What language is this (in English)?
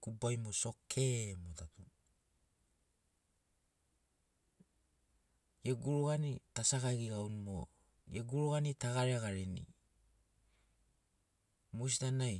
Sinaugoro